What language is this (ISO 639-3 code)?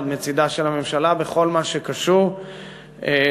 heb